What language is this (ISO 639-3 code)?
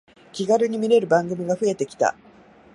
jpn